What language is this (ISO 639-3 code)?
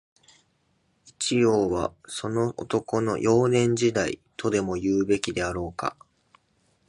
jpn